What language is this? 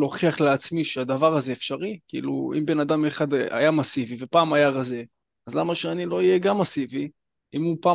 Hebrew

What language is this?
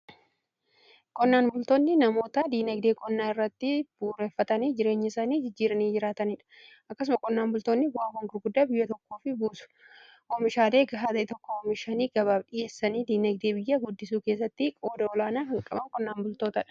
Oromo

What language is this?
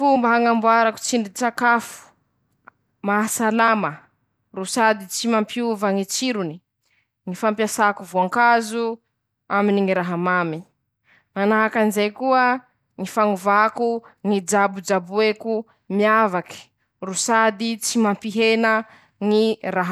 Masikoro Malagasy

